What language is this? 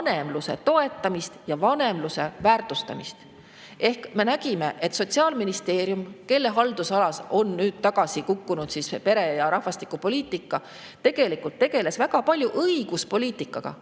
Estonian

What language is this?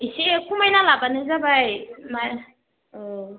Bodo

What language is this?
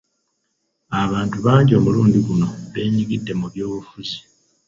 Ganda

